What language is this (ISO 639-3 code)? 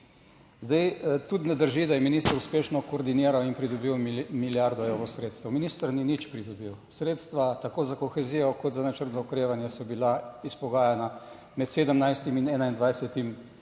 slv